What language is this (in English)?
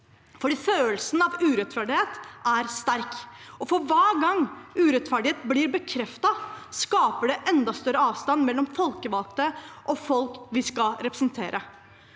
Norwegian